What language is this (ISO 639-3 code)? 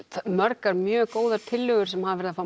isl